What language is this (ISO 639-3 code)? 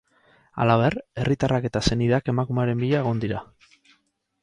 eus